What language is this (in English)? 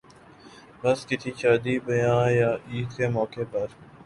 Urdu